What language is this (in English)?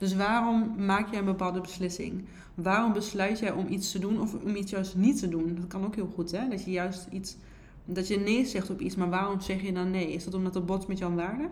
Dutch